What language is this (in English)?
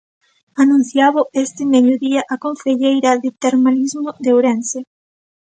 Galician